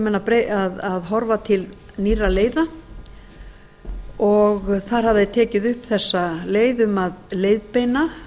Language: Icelandic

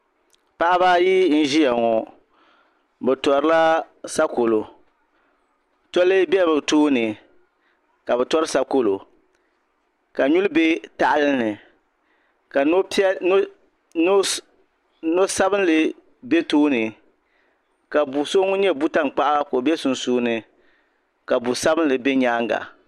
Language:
Dagbani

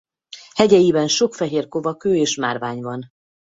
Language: Hungarian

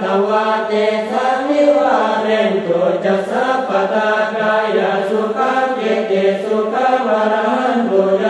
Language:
Thai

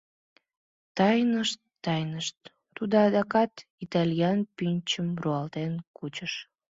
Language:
Mari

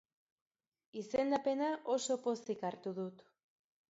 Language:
Basque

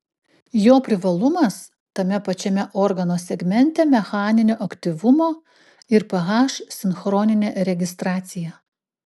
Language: Lithuanian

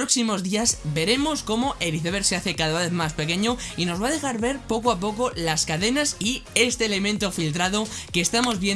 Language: Spanish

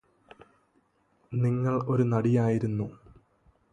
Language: Malayalam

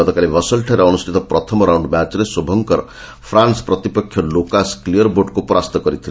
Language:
Odia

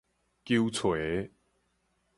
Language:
Min Nan Chinese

